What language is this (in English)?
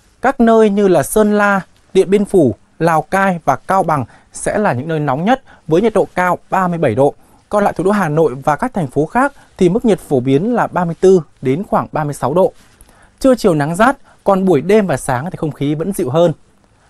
Vietnamese